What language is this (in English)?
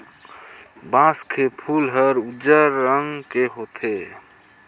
Chhattisgarhi